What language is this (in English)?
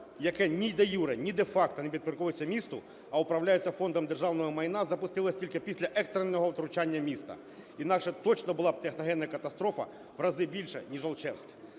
Ukrainian